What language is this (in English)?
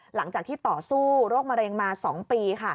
Thai